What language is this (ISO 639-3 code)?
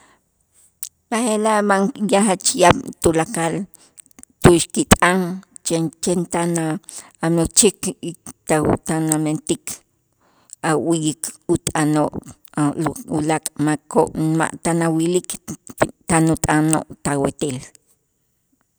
itz